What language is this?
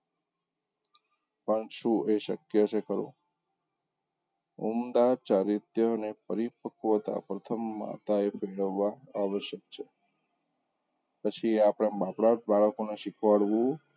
Gujarati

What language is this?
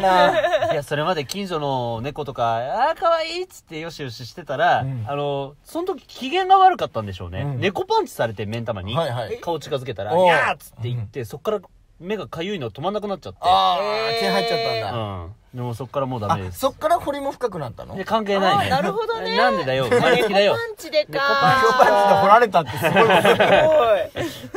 Japanese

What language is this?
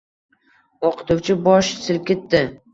Uzbek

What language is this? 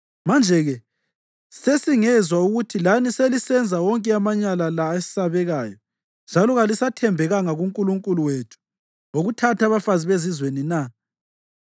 North Ndebele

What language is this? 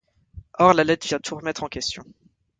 French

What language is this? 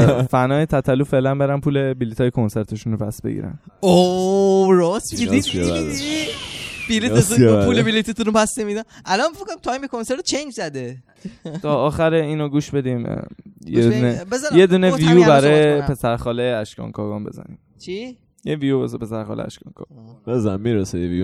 Persian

